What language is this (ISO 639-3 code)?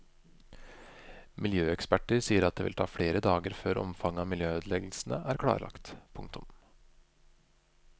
nor